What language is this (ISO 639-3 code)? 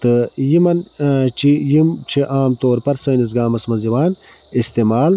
kas